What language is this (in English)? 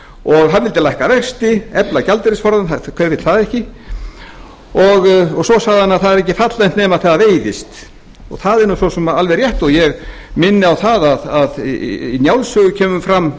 Icelandic